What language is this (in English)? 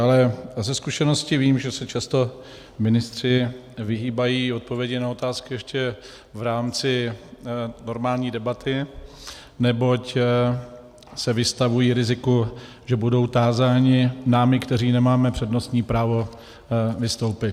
Czech